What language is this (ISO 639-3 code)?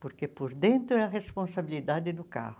por